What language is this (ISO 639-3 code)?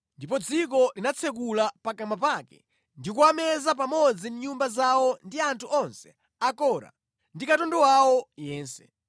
nya